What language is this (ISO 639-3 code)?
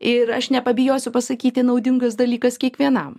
lit